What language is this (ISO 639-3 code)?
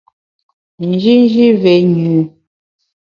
bax